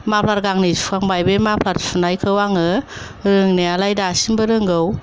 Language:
Bodo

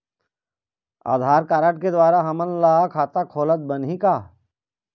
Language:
Chhattisgarhi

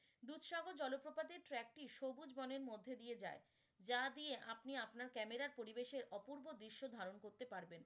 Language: Bangla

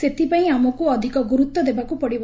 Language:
Odia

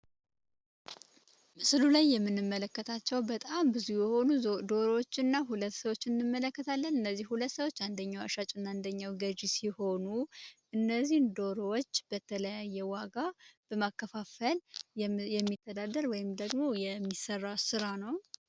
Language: Amharic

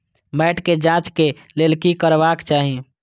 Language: Maithili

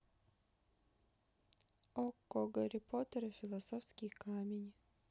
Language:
Russian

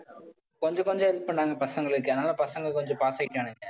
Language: Tamil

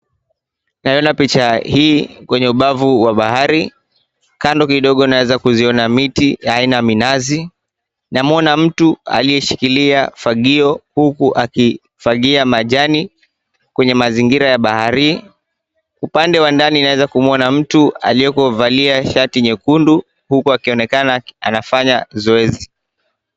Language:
Swahili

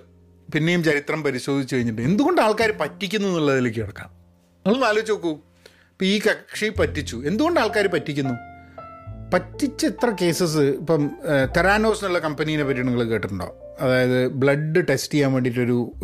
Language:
Malayalam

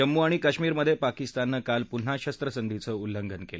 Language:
Marathi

